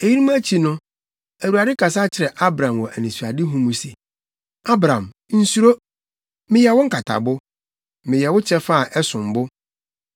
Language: Akan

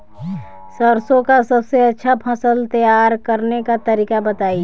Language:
Bhojpuri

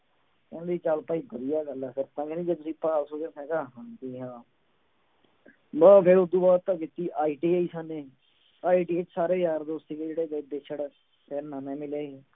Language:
Punjabi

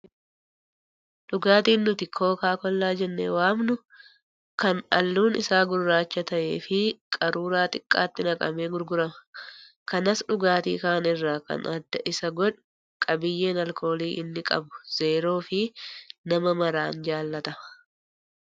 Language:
Oromo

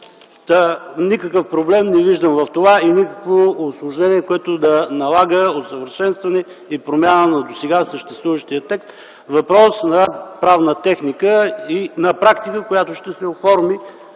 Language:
Bulgarian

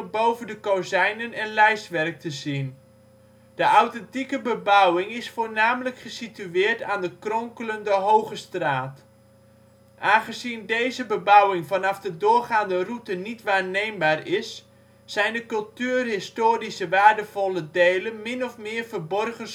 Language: Dutch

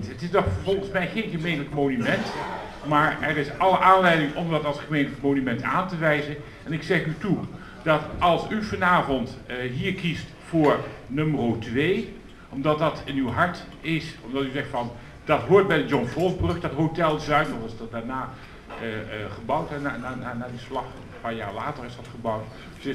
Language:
Dutch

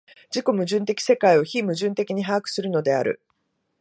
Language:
Japanese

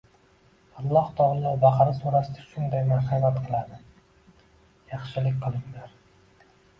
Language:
Uzbek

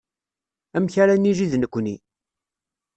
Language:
Kabyle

